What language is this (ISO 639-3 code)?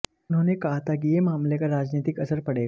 hin